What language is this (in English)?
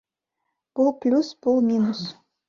Kyrgyz